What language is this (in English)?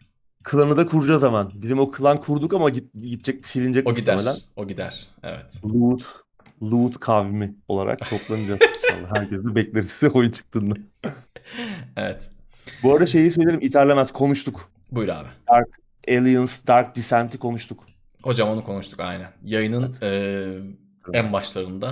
Turkish